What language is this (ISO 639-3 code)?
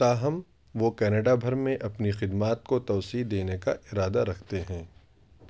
urd